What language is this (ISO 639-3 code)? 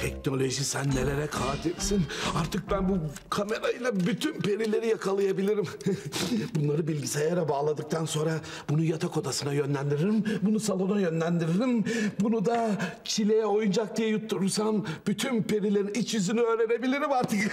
tur